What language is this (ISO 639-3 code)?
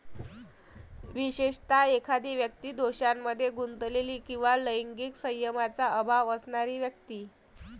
mar